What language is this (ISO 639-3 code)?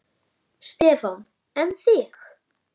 isl